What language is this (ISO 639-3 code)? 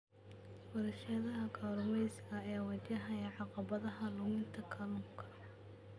som